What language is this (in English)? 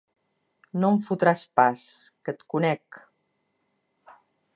Catalan